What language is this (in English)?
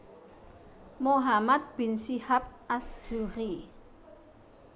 Javanese